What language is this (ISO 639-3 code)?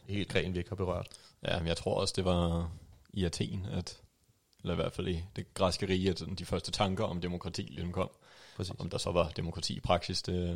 dan